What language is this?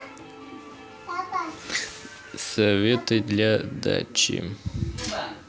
Russian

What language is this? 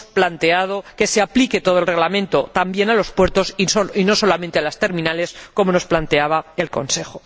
Spanish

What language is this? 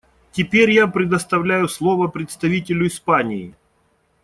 Russian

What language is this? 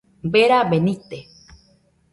Nüpode Huitoto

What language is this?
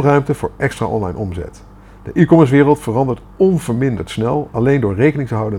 Dutch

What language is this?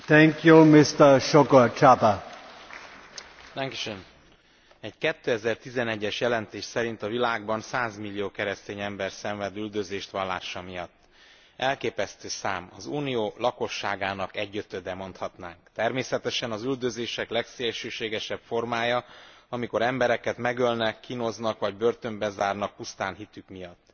Hungarian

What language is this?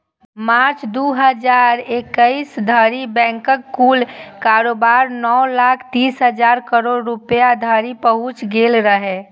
Maithili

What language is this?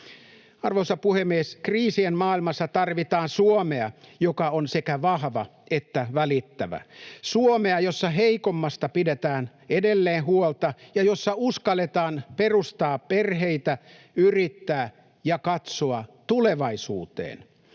Finnish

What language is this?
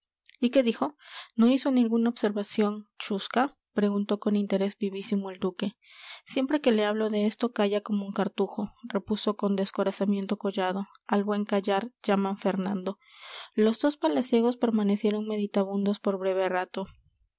Spanish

